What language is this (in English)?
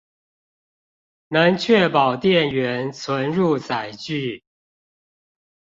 Chinese